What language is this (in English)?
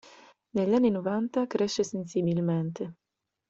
Italian